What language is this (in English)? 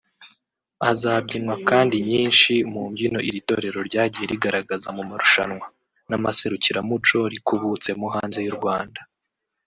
Kinyarwanda